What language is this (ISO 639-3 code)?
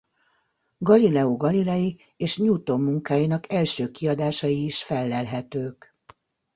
hun